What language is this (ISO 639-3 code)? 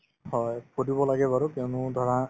asm